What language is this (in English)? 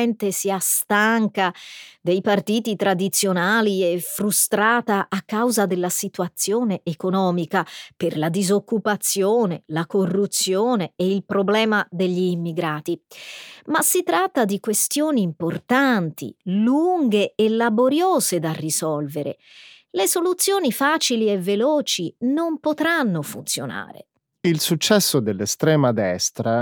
Italian